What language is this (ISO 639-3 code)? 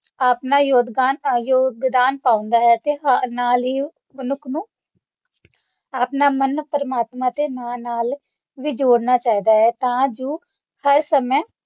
pan